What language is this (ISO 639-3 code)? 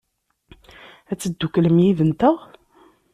kab